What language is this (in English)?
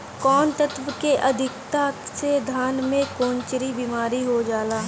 Bhojpuri